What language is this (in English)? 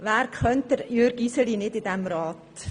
Swiss German